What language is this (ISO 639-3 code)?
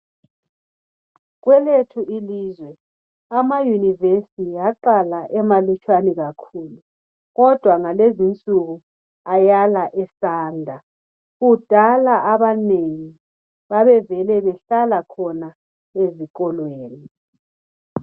nde